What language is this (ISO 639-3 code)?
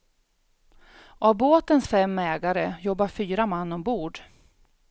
swe